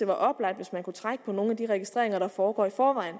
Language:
Danish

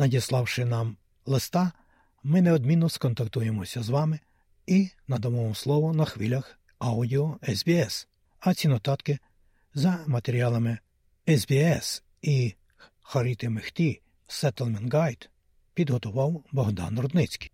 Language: Ukrainian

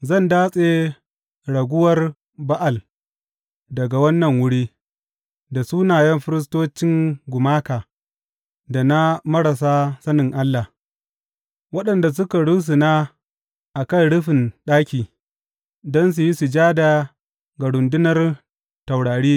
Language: Hausa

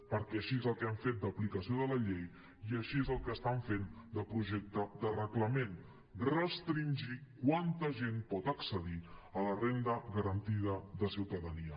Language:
Catalan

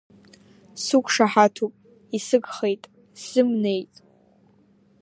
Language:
Abkhazian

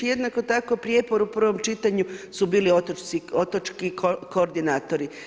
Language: Croatian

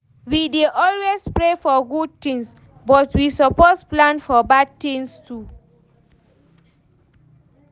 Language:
Nigerian Pidgin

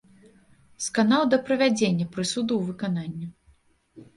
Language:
Belarusian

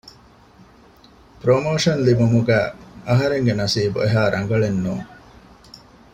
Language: Divehi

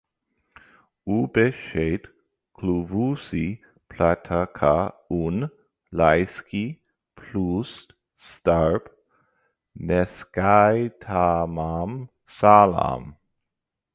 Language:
Latvian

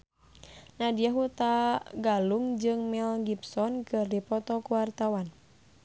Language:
Sundanese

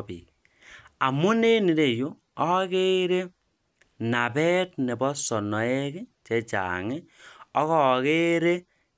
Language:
Kalenjin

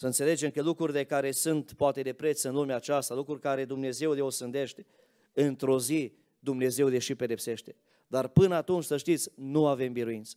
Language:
Romanian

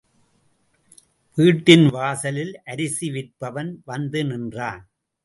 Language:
Tamil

